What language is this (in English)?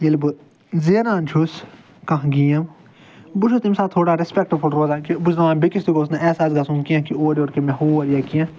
Kashmiri